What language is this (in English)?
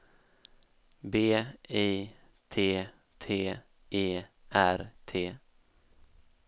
Swedish